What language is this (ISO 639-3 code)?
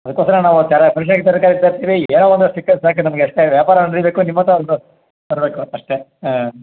kan